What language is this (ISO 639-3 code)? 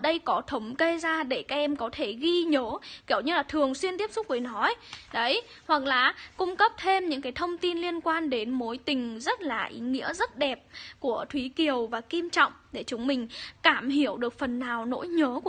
vie